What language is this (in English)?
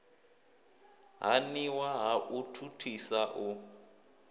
Venda